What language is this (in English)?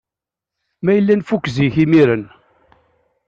Kabyle